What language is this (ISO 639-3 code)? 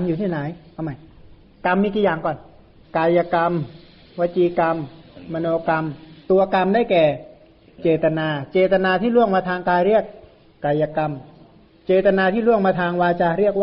tha